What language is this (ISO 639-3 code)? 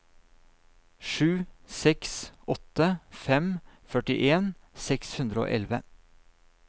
nor